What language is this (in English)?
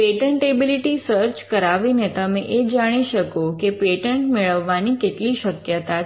Gujarati